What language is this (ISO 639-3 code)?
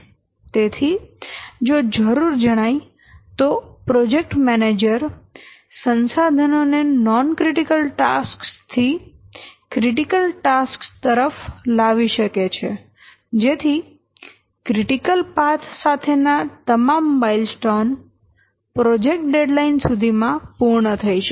guj